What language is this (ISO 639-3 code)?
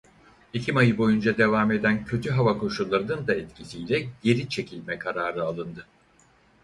tur